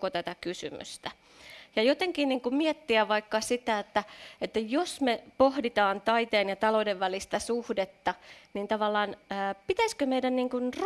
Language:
Finnish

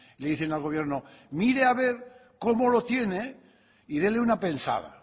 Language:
Spanish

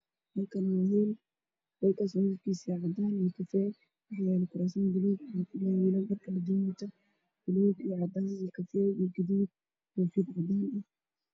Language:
Somali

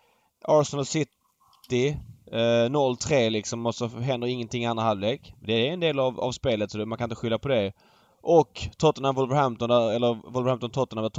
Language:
Swedish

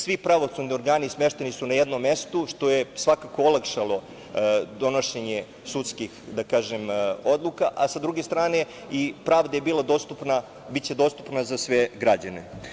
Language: Serbian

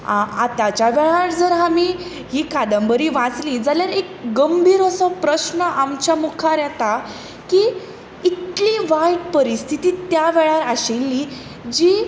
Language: Konkani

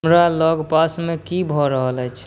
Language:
Maithili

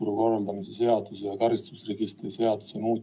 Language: Estonian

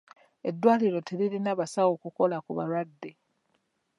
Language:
Ganda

